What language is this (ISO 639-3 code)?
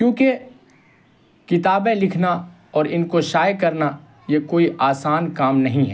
urd